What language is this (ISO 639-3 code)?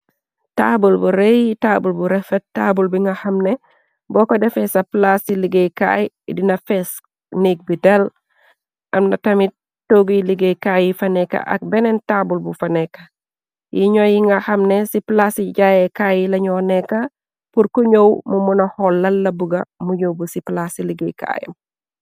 wol